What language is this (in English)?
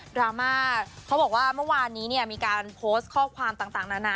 Thai